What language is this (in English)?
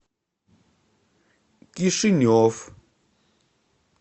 Russian